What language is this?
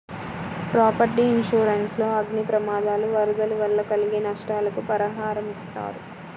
Telugu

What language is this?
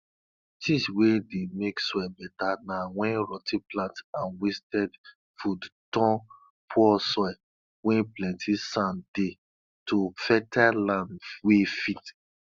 Nigerian Pidgin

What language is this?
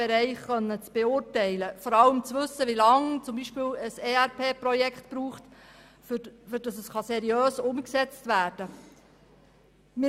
Swiss German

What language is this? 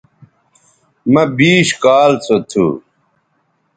Bateri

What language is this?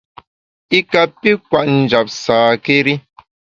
Bamun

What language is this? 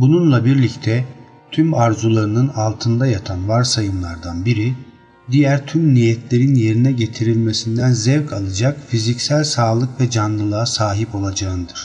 Turkish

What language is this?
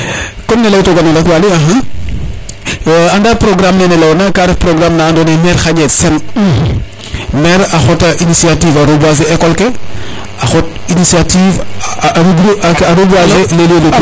Serer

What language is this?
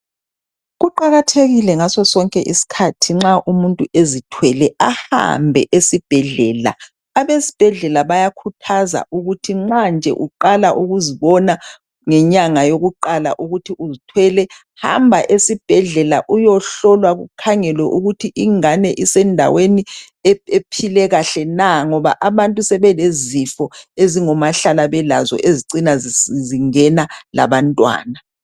North Ndebele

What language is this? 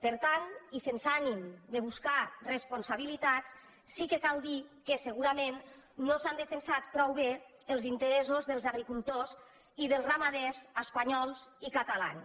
Catalan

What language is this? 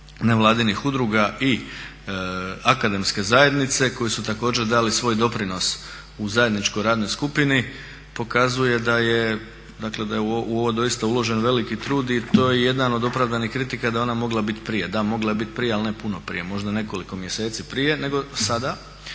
Croatian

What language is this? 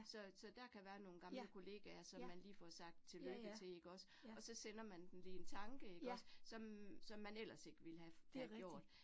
Danish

